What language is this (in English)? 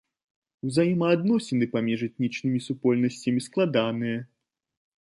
Belarusian